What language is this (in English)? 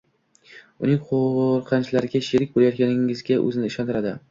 Uzbek